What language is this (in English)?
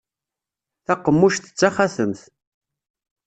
Kabyle